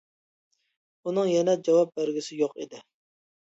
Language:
Uyghur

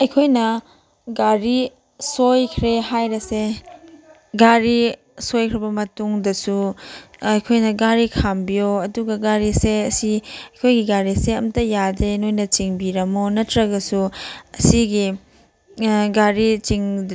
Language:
Manipuri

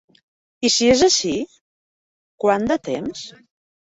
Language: Catalan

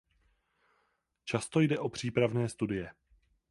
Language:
Czech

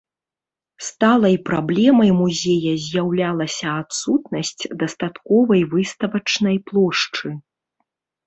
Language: Belarusian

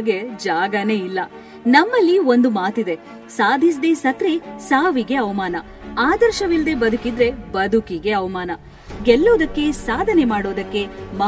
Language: Telugu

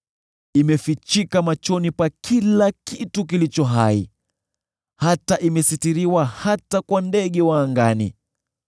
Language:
Swahili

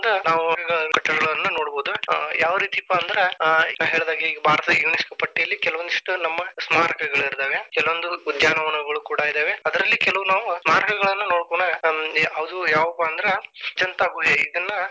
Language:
Kannada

